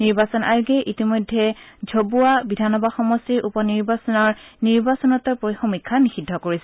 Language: Assamese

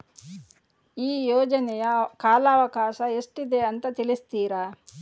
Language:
Kannada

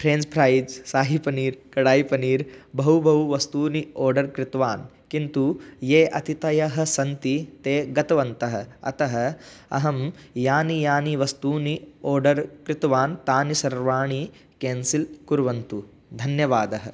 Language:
Sanskrit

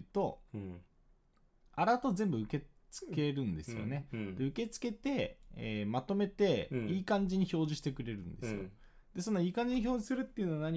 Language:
Japanese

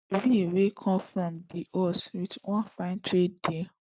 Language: Nigerian Pidgin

